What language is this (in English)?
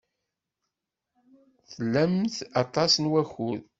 Kabyle